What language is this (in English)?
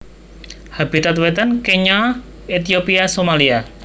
Javanese